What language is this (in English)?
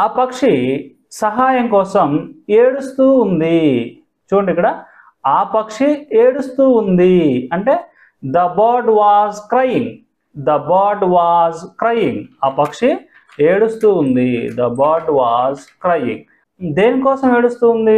Telugu